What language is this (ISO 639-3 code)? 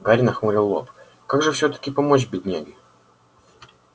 rus